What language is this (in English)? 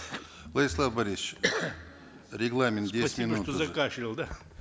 Kazakh